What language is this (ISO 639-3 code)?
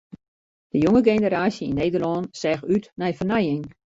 fry